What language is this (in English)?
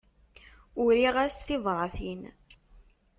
Kabyle